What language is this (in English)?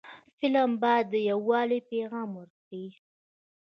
Pashto